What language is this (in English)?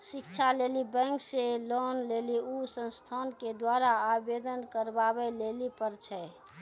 Maithili